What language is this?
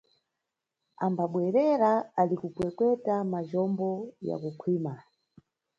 Nyungwe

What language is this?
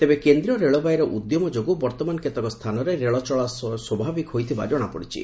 Odia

